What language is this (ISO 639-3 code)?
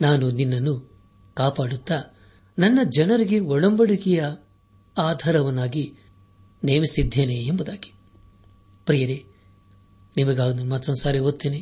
kan